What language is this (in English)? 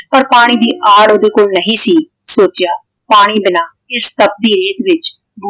Punjabi